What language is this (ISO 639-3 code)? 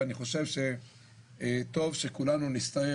heb